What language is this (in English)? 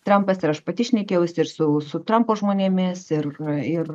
Lithuanian